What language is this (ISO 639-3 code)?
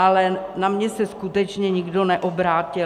ces